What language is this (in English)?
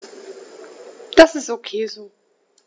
German